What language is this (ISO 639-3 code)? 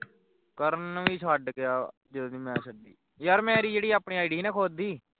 pan